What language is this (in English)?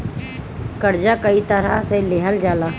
Bhojpuri